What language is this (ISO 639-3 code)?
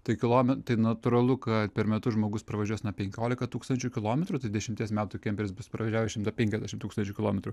lit